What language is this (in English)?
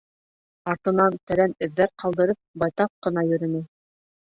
Bashkir